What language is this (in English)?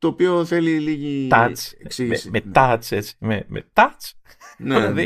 Greek